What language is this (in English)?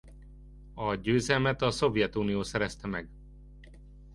Hungarian